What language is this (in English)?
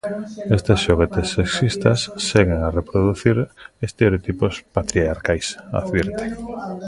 Galician